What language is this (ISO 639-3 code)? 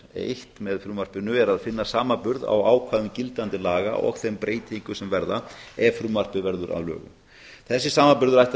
isl